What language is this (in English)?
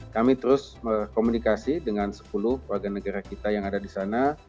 Indonesian